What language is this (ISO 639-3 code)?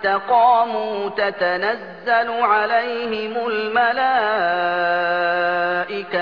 ara